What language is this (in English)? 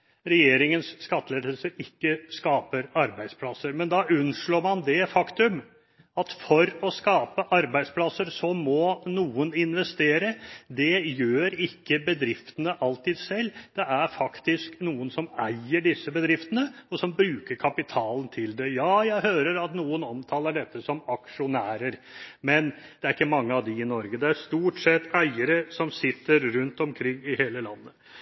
Norwegian Bokmål